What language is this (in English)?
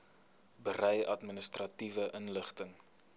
Afrikaans